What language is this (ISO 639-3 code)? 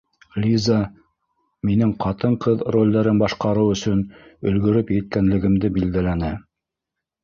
bak